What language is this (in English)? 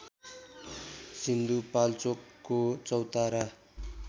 Nepali